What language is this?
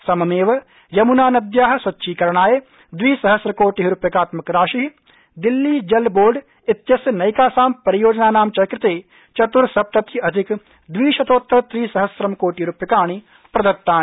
Sanskrit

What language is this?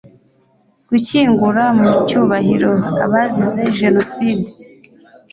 Kinyarwanda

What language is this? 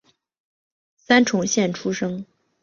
Chinese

